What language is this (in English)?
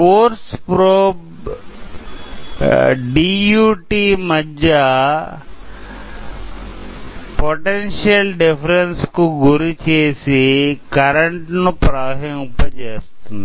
Telugu